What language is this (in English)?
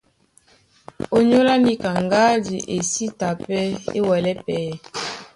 Duala